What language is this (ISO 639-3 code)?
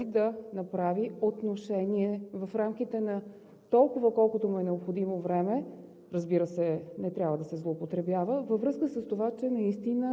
bul